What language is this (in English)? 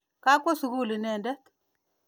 Kalenjin